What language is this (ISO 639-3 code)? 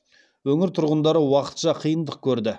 kaz